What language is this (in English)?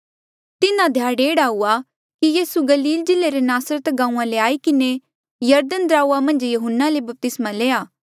Mandeali